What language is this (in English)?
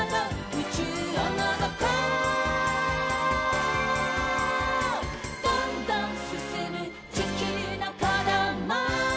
Japanese